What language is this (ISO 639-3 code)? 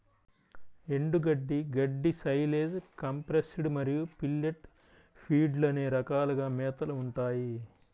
tel